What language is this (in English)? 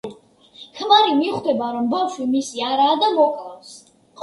Georgian